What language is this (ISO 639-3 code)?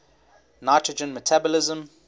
eng